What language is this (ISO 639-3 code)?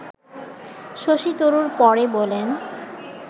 ben